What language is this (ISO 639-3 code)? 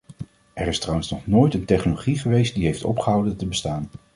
nld